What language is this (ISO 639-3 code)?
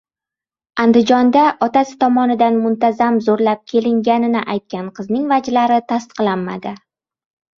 uzb